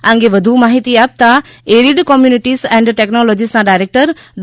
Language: Gujarati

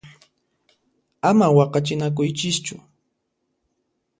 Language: Puno Quechua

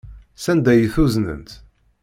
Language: Kabyle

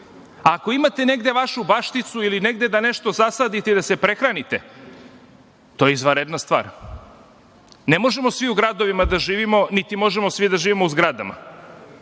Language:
Serbian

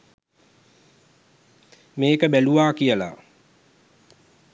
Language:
Sinhala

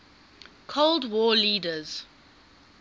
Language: English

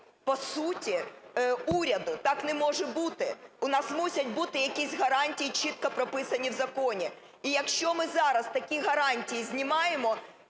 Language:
Ukrainian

